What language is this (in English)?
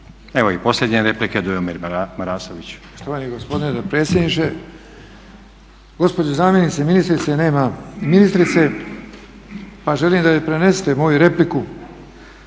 Croatian